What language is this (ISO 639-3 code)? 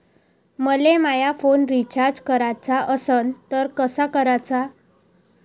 mar